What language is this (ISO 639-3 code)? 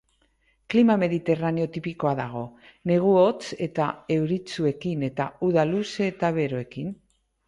eus